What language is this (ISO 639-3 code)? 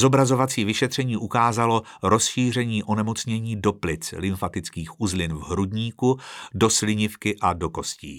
ces